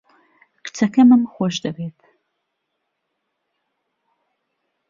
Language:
Central Kurdish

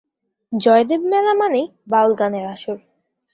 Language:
Bangla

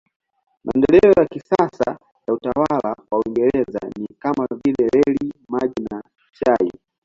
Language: Swahili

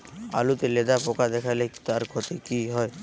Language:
Bangla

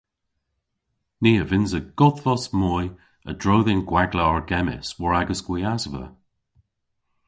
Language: Cornish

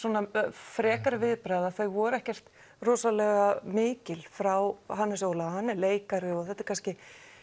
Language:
Icelandic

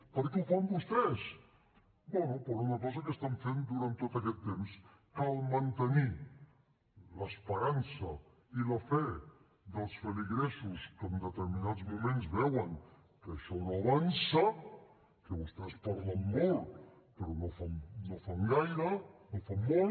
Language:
Catalan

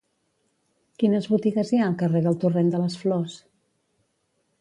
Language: Catalan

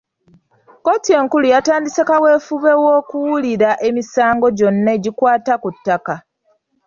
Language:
Ganda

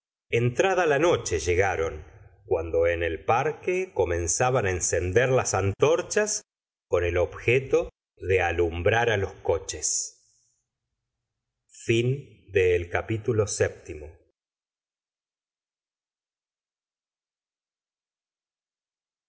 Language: Spanish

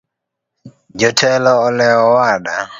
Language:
Luo (Kenya and Tanzania)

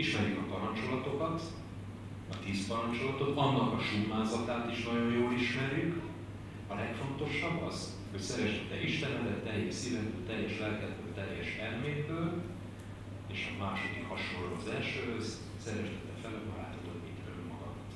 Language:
Hungarian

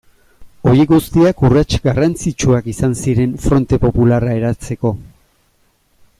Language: Basque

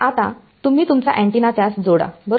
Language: Marathi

